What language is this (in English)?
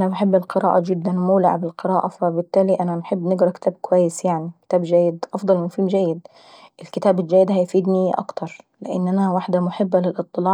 Saidi Arabic